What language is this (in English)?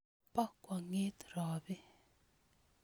Kalenjin